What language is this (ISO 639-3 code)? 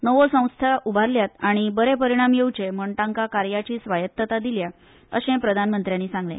kok